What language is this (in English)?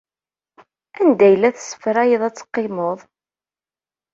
Kabyle